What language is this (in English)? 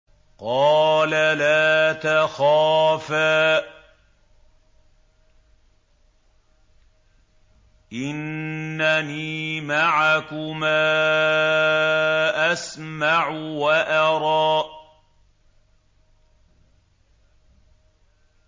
Arabic